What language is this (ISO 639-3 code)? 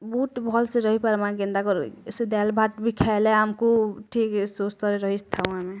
ori